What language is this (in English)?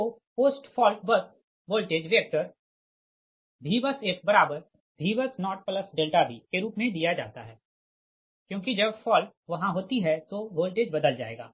Hindi